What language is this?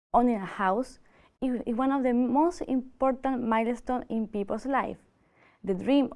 English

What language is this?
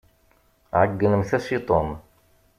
Kabyle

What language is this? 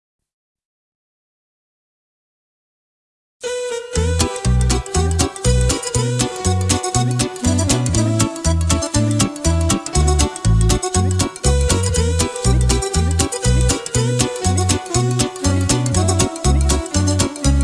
Slovenian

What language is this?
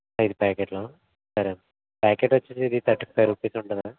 Telugu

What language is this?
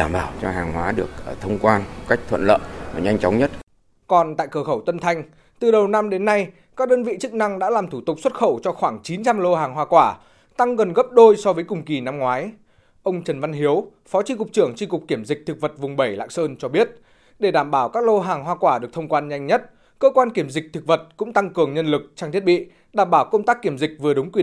Vietnamese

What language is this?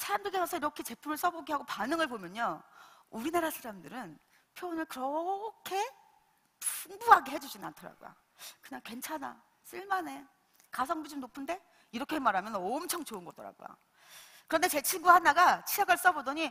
Korean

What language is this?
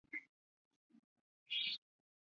Chinese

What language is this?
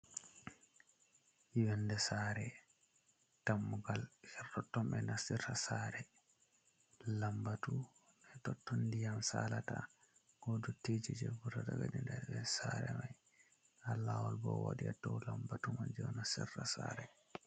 Fula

